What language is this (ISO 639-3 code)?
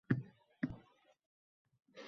uzb